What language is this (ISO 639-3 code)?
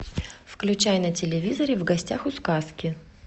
rus